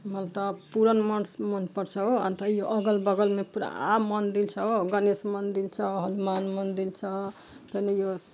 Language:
Nepali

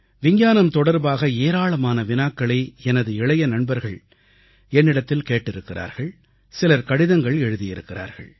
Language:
Tamil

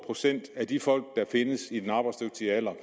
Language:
Danish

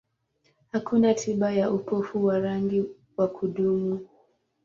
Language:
Swahili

